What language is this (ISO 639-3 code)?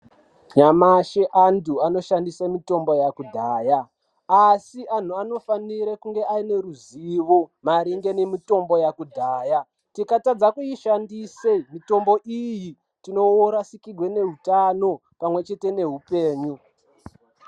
ndc